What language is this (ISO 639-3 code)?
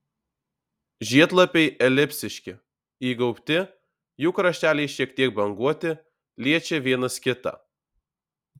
lit